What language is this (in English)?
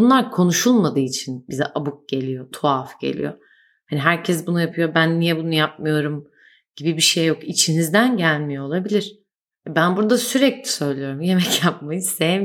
Turkish